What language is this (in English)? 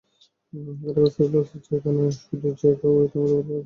Bangla